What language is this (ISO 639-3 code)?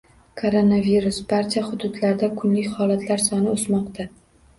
uzb